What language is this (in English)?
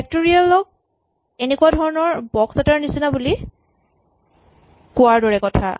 Assamese